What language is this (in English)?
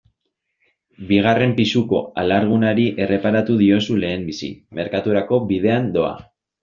Basque